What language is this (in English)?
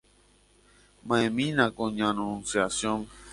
Guarani